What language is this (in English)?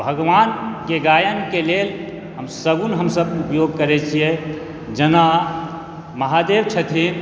Maithili